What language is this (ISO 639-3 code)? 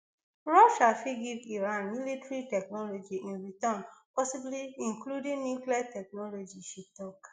pcm